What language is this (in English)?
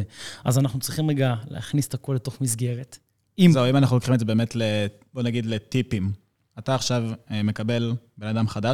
Hebrew